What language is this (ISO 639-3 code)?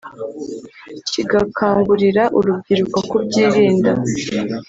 kin